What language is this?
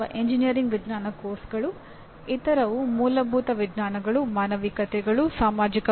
Kannada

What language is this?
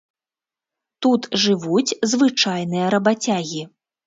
Belarusian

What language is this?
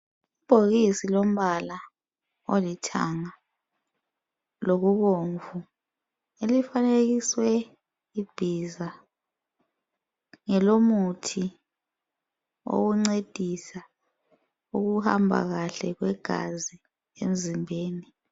North Ndebele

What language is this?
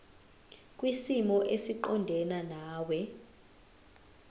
Zulu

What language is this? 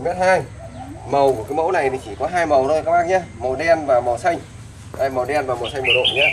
Vietnamese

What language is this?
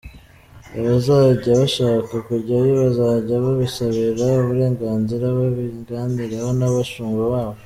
Kinyarwanda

